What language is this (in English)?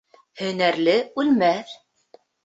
Bashkir